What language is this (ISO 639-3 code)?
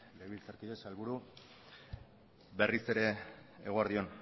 eus